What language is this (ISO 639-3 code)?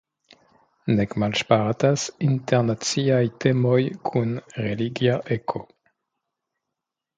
epo